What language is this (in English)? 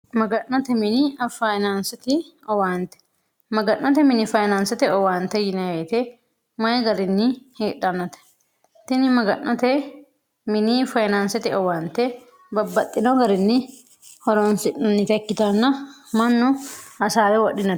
Sidamo